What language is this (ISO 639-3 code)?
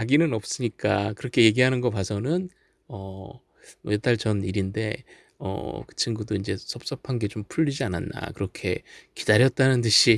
kor